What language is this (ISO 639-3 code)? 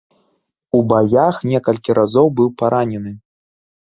bel